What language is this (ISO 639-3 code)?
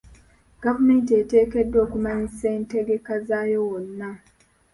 lug